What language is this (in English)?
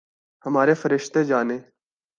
Urdu